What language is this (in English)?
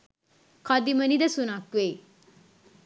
Sinhala